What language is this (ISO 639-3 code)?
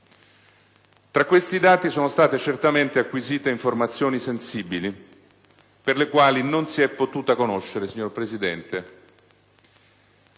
ita